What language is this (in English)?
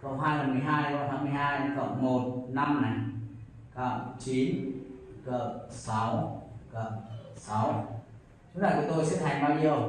Vietnamese